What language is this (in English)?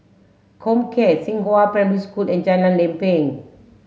English